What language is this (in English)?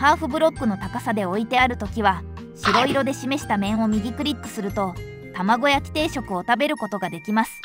Japanese